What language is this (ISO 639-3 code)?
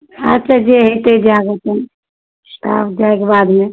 mai